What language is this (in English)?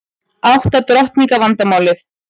Icelandic